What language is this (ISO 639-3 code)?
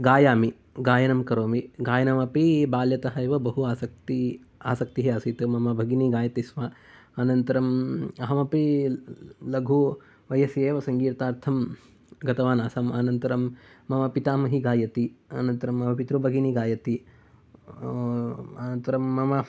san